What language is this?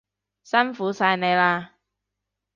Cantonese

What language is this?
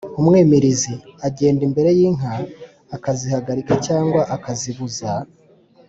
Kinyarwanda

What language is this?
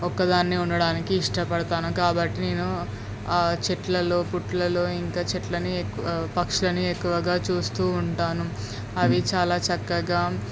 Telugu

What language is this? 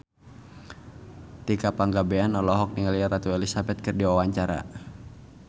Sundanese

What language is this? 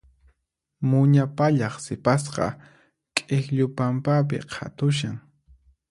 Puno Quechua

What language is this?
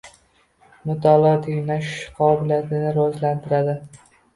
Uzbek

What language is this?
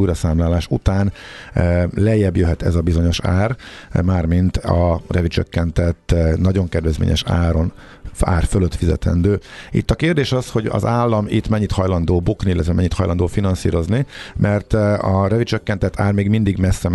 Hungarian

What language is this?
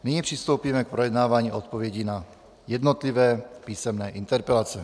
Czech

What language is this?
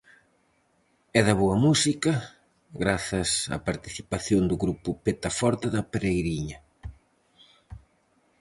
Galician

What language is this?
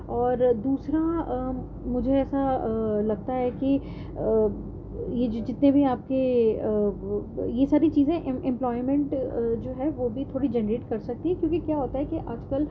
Urdu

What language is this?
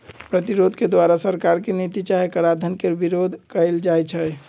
Magahi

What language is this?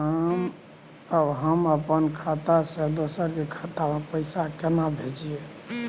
Maithili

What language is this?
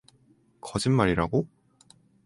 Korean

